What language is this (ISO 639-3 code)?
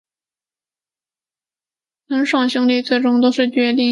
zho